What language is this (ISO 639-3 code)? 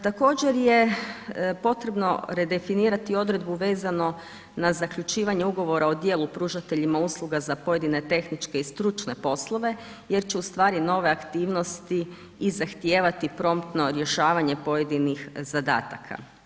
hrv